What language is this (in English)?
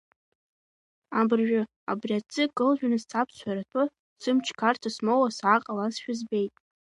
Abkhazian